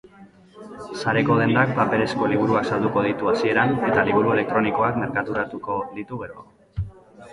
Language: Basque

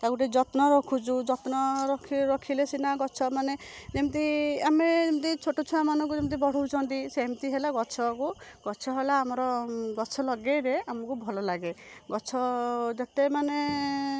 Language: Odia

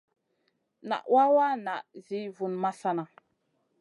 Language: Masana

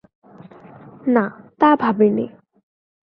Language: Bangla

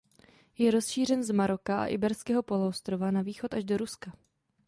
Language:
Czech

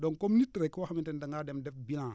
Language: Wolof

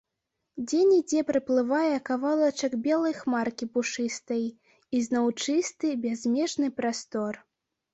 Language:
Belarusian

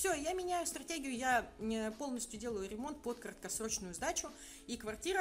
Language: Russian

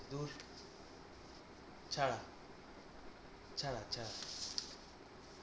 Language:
Bangla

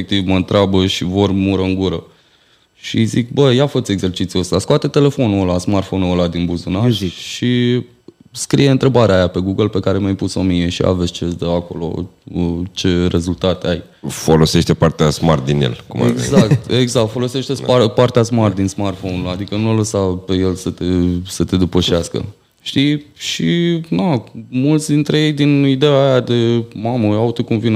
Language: Romanian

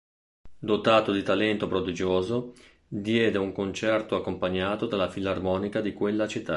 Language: Italian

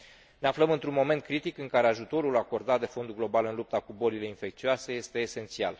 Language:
Romanian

